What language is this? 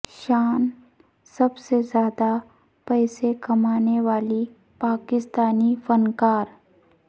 Urdu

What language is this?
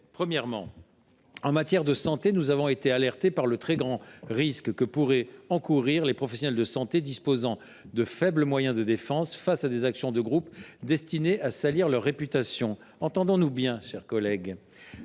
French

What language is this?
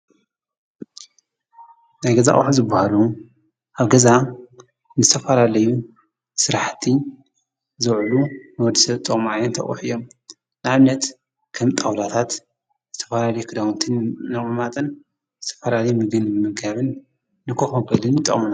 Tigrinya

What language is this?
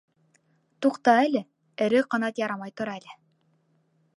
Bashkir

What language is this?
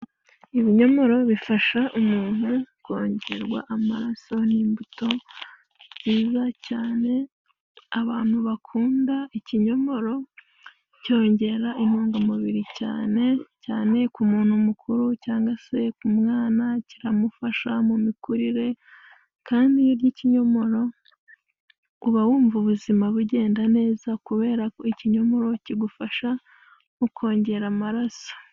Kinyarwanda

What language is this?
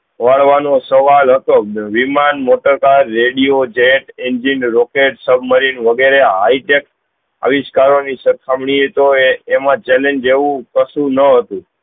Gujarati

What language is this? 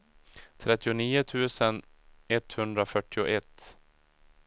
Swedish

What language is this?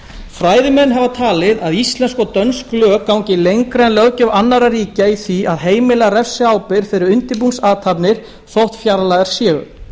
Icelandic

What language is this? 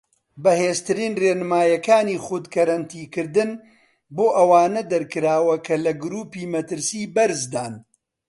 Central Kurdish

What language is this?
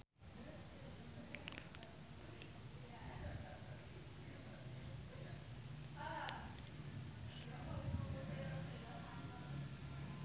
Javanese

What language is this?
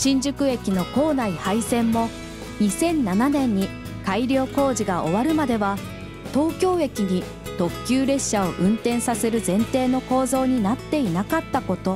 Japanese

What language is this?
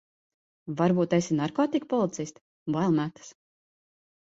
Latvian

